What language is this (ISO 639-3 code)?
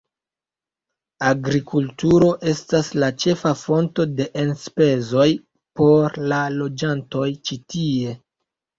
epo